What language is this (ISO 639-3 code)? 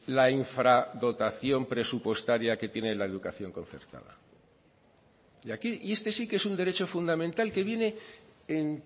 spa